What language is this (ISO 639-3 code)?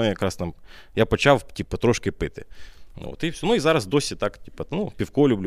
ukr